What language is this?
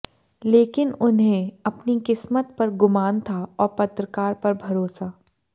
Hindi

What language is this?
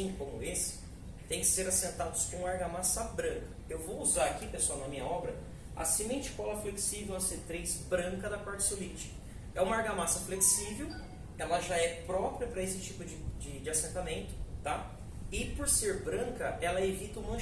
Portuguese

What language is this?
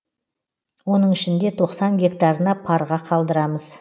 Kazakh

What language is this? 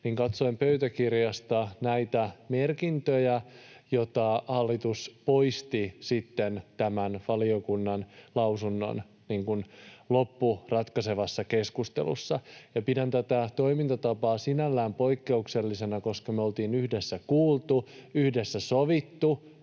Finnish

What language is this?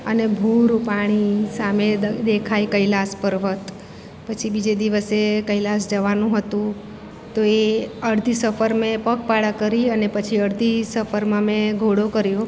Gujarati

